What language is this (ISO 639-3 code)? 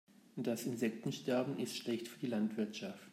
deu